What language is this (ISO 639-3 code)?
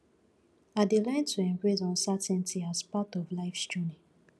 pcm